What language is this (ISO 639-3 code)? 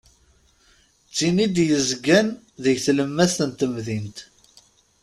kab